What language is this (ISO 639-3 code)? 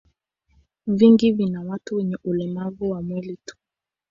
swa